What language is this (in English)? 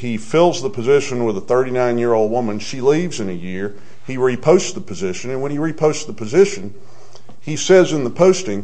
English